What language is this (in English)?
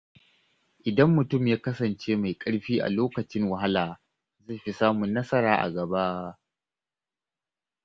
Hausa